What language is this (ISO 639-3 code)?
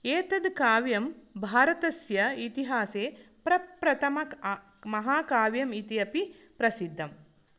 san